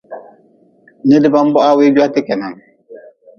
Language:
Nawdm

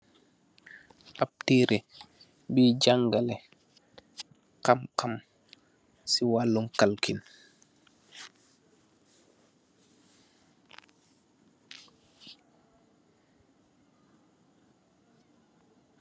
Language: Wolof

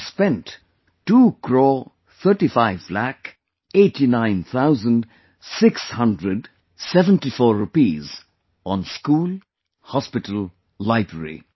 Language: English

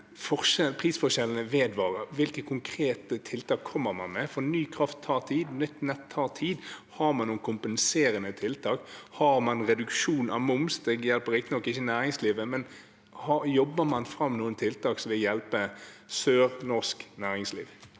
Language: Norwegian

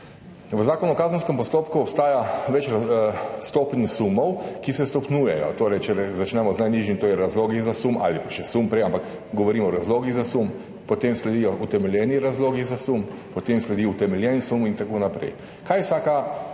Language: Slovenian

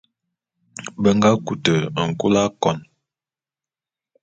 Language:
Bulu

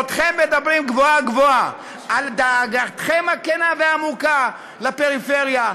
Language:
Hebrew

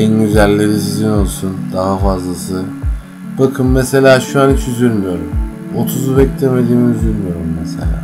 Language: Turkish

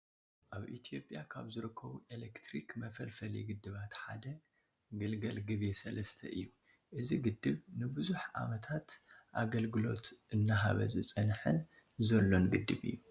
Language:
Tigrinya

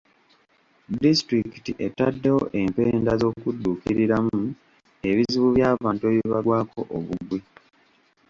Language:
Ganda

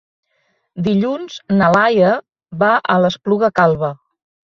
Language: Catalan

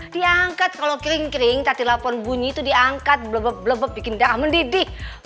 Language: Indonesian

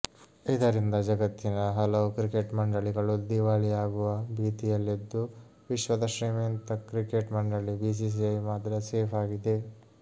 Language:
Kannada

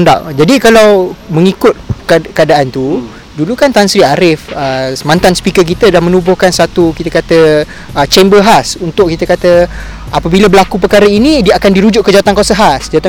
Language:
Malay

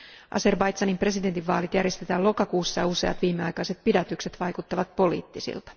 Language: Finnish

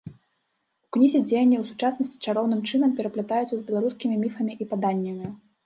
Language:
Belarusian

